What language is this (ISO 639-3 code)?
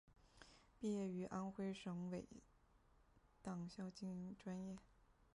zho